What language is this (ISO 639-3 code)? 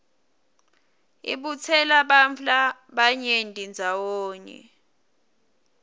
ssw